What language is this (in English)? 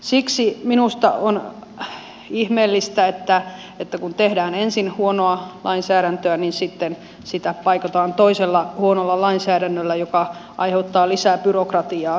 Finnish